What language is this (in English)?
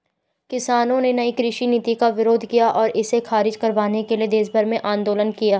Hindi